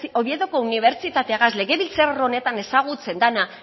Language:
Basque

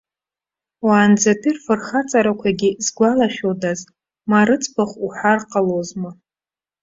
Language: Abkhazian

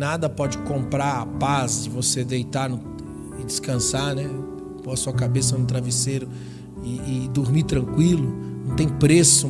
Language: Portuguese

